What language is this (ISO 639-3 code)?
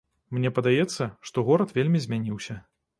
bel